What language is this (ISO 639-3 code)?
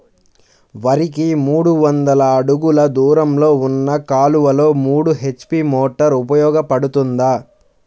tel